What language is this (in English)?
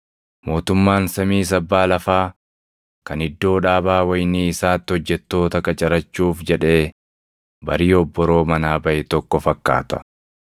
Oromo